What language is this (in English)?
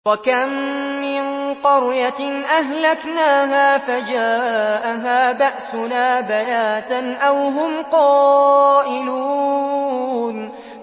Arabic